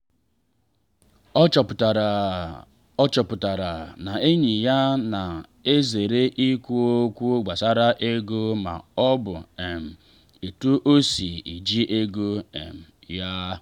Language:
Igbo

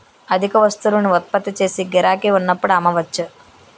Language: Telugu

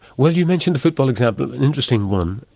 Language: English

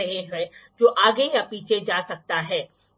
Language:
Hindi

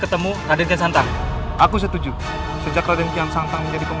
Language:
Indonesian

